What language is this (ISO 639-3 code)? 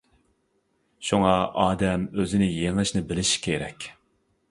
uig